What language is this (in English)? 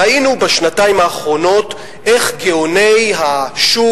Hebrew